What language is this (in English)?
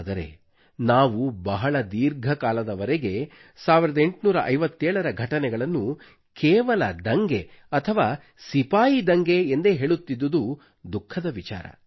Kannada